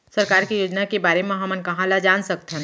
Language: Chhattisgarhi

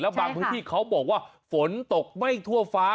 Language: Thai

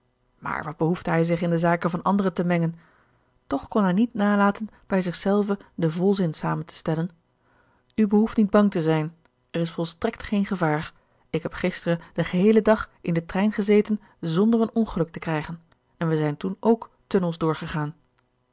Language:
Dutch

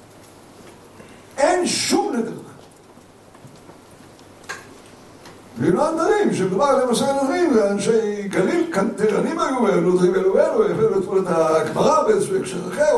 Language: Hebrew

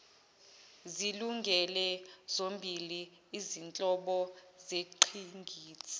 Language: Zulu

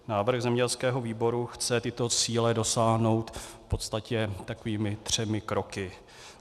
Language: Czech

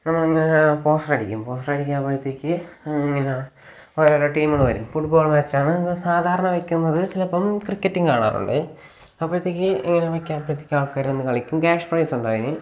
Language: Malayalam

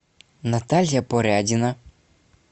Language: Russian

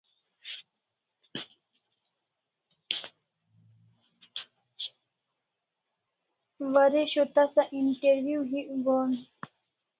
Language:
Kalasha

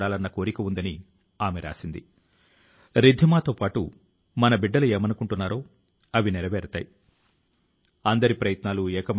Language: Telugu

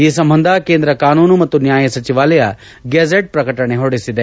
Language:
Kannada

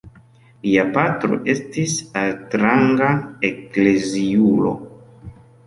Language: Esperanto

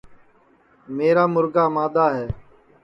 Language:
Sansi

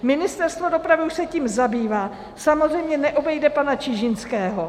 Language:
Czech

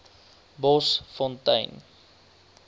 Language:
Afrikaans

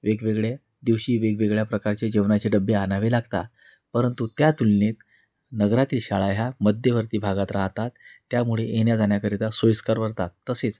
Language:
Marathi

